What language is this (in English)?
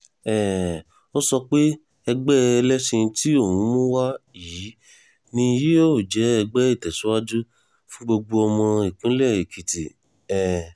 Yoruba